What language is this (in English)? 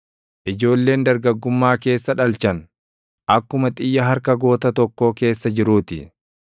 Oromo